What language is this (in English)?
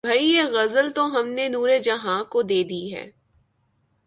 Urdu